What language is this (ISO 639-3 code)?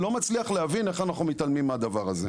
heb